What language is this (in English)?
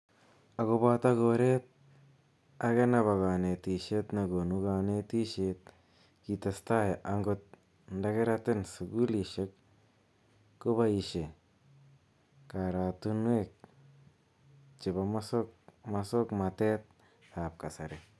Kalenjin